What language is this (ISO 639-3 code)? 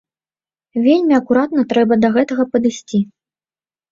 bel